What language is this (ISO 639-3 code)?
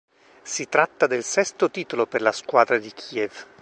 ita